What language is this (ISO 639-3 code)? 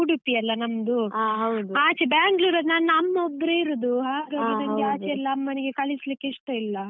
kan